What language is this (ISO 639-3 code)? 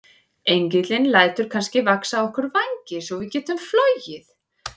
isl